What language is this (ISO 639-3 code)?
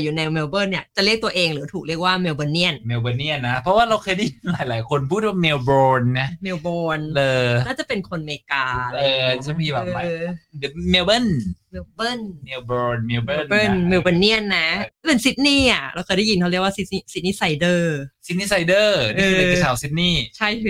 tha